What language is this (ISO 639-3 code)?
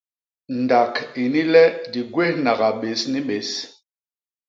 bas